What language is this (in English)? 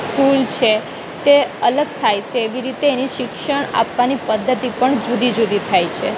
Gujarati